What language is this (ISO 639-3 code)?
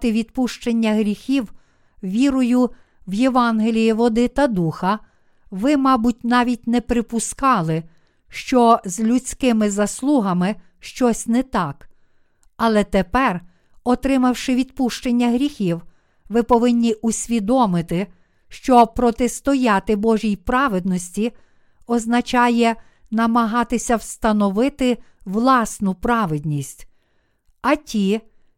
ukr